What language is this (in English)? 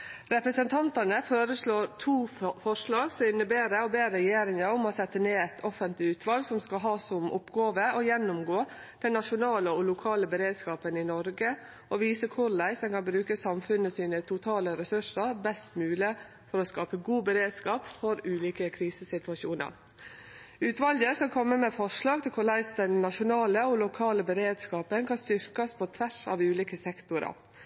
Norwegian Nynorsk